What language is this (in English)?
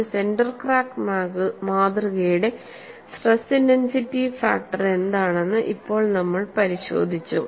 Malayalam